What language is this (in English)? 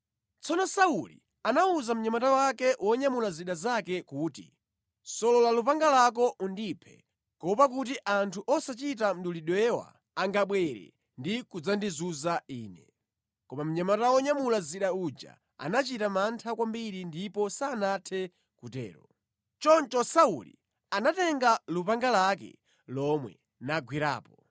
Nyanja